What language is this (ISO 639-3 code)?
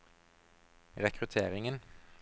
nor